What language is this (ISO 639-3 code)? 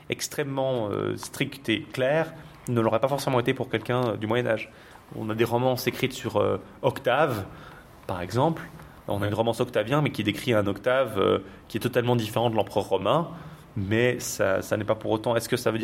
fra